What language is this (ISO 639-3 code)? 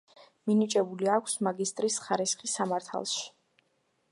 kat